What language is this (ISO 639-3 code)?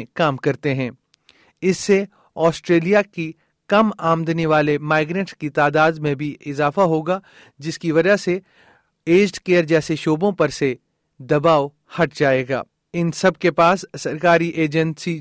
urd